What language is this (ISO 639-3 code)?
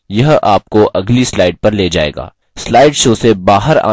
hin